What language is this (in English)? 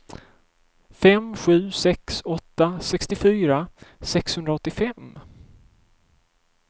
Swedish